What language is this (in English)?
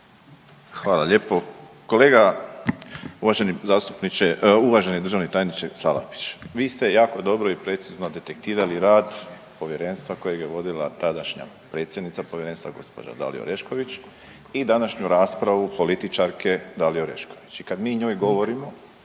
Croatian